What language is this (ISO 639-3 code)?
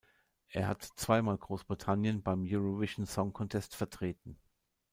deu